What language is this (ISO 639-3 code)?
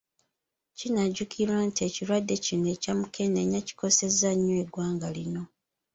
lug